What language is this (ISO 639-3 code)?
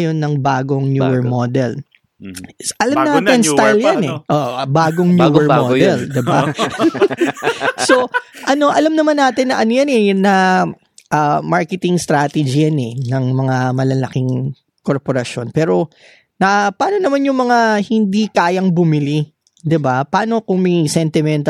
fil